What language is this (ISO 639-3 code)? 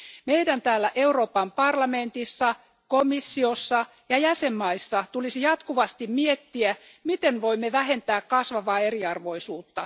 fin